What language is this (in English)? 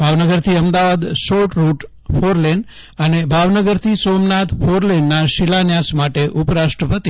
Gujarati